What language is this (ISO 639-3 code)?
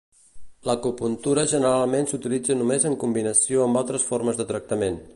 cat